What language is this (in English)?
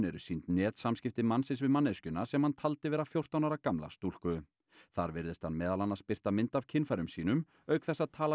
Icelandic